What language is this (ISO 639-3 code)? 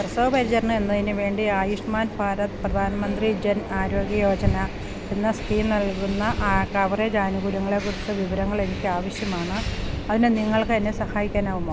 mal